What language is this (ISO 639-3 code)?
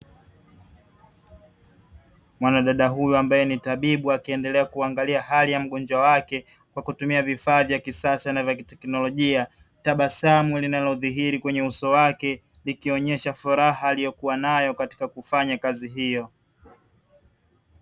swa